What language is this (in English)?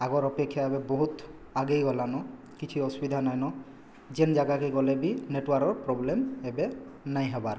Odia